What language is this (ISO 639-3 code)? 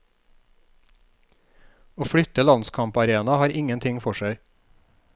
nor